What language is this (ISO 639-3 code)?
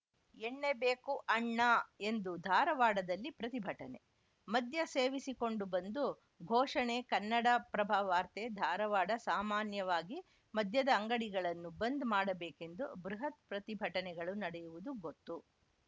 kan